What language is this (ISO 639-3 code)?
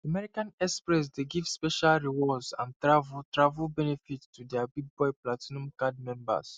pcm